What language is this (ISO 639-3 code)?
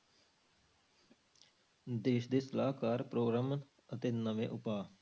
pan